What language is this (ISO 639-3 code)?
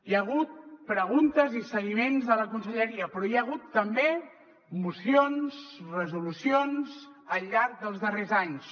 cat